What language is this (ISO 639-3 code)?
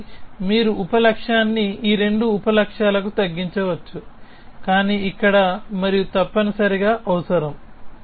tel